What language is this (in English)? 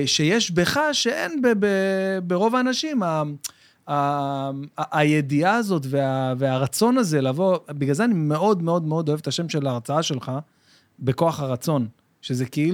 Hebrew